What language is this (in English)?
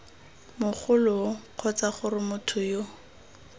Tswana